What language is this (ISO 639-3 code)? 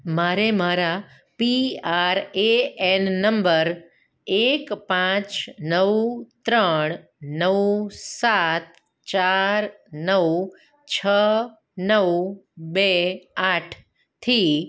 guj